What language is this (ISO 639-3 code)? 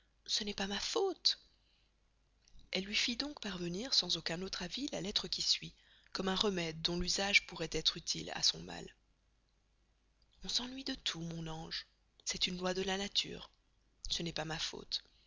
fra